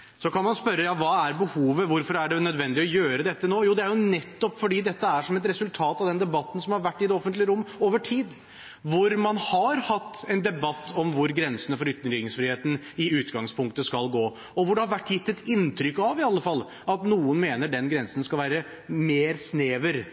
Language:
Norwegian Bokmål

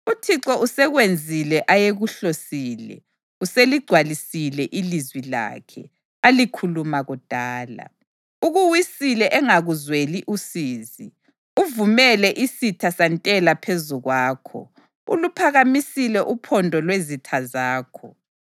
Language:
North Ndebele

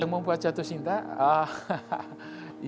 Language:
Indonesian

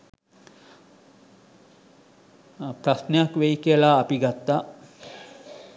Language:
Sinhala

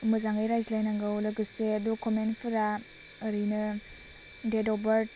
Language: Bodo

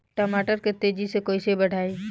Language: Bhojpuri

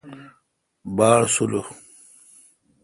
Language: Kalkoti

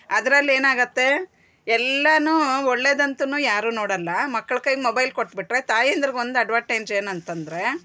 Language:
Kannada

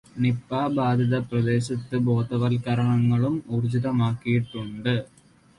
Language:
Malayalam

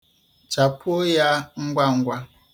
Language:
Igbo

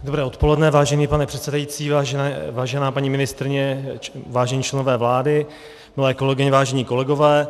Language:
Czech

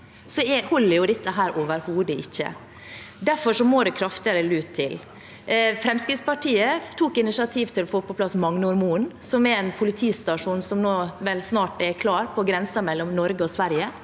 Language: Norwegian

